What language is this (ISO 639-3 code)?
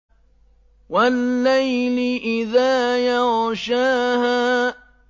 ara